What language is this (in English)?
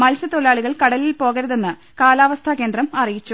Malayalam